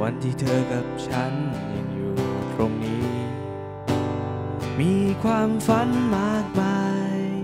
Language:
Thai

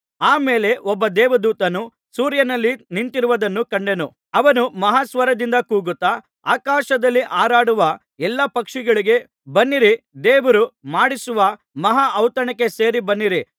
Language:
Kannada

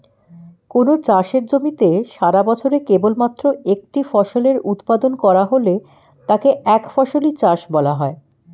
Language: Bangla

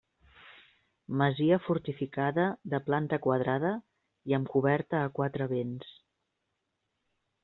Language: Catalan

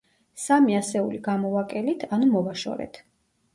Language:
Georgian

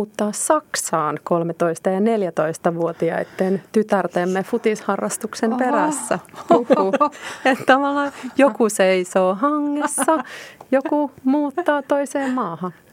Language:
Finnish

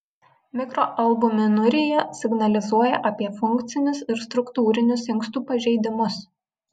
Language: Lithuanian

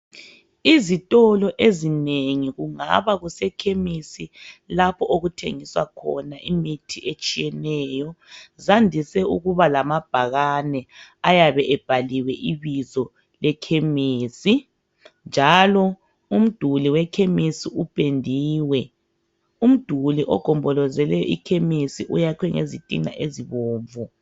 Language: North Ndebele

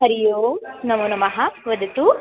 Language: Sanskrit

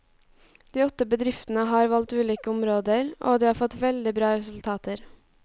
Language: Norwegian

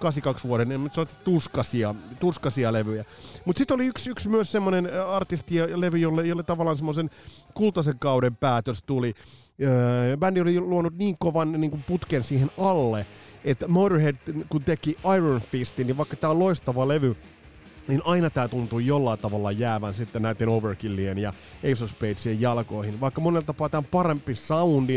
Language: Finnish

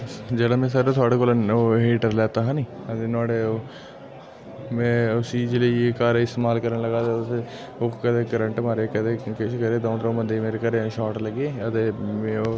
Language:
Dogri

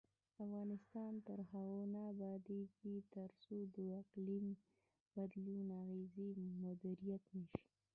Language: Pashto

